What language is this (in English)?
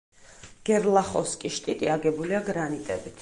Georgian